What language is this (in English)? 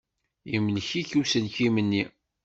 Kabyle